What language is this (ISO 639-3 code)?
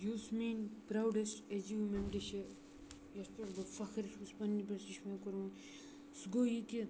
kas